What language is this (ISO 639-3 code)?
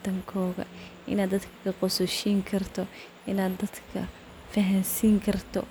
som